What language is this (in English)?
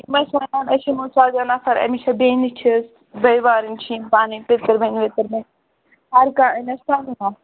Kashmiri